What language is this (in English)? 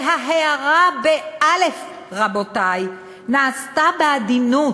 Hebrew